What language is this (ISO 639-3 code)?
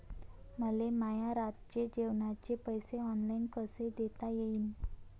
mar